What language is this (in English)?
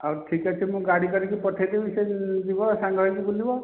Odia